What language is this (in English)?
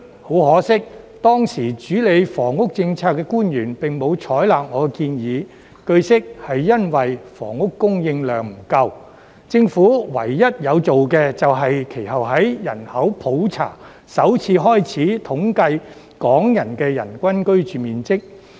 Cantonese